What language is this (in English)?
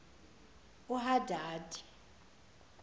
Zulu